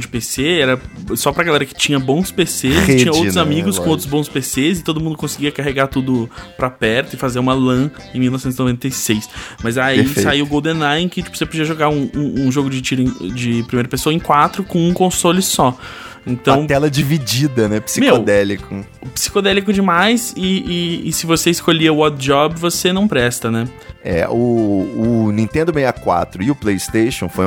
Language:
Portuguese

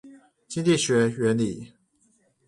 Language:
Chinese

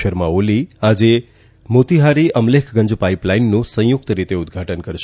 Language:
Gujarati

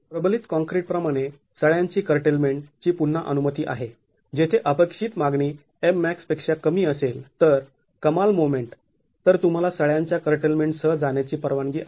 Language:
Marathi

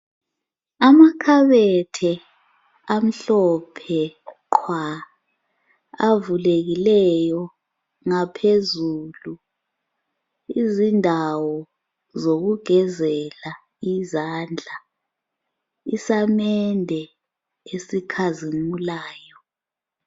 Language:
North Ndebele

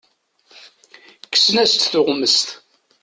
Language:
Kabyle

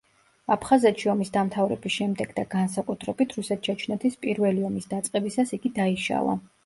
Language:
Georgian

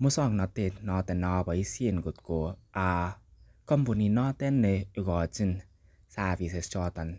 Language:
Kalenjin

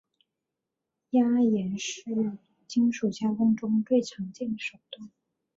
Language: Chinese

